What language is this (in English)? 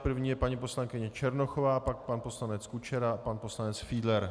Czech